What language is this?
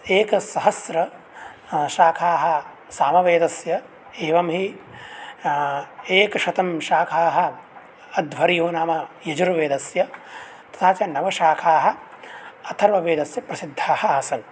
Sanskrit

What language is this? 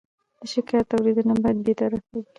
Pashto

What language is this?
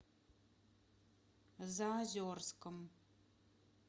Russian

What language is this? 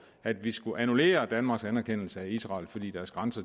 Danish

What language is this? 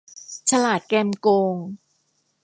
Thai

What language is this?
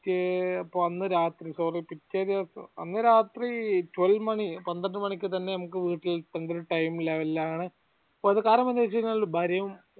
Malayalam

